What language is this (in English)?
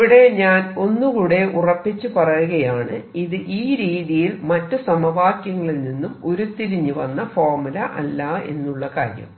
Malayalam